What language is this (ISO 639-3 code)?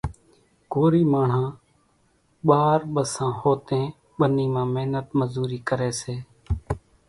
gjk